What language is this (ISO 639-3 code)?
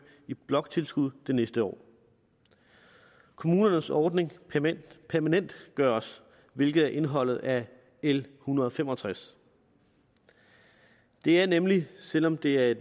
dan